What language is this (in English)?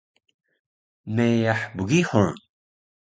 Taroko